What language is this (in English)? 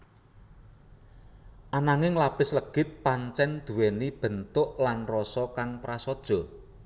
Javanese